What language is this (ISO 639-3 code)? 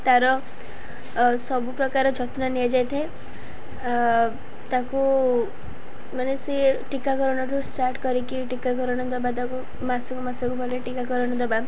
ori